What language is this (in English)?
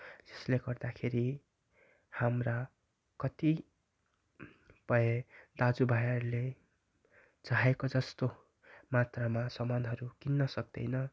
Nepali